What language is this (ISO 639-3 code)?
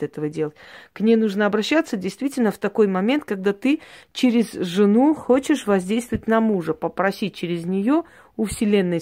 rus